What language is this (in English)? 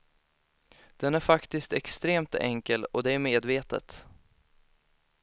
Swedish